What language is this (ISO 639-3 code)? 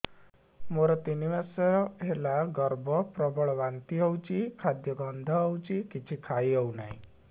ori